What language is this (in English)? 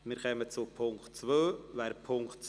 Swiss German